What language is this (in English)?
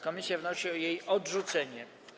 Polish